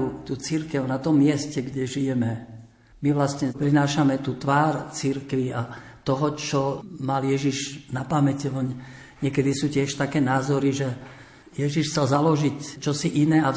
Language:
Slovak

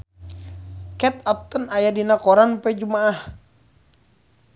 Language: Sundanese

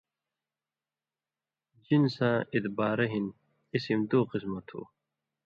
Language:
Indus Kohistani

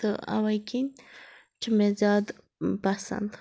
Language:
Kashmiri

